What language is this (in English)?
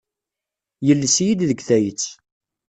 Kabyle